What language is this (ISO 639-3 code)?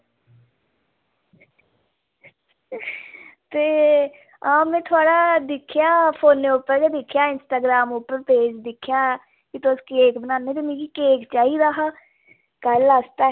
doi